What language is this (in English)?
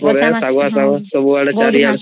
Odia